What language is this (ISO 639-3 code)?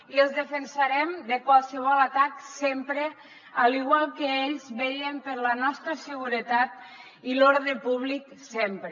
cat